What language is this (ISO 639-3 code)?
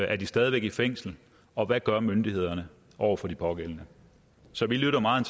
dan